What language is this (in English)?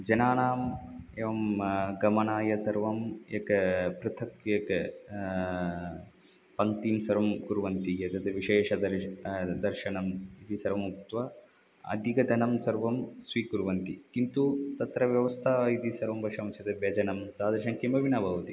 Sanskrit